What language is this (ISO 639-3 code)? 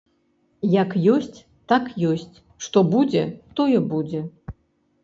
bel